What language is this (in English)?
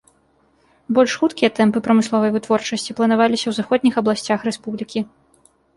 Belarusian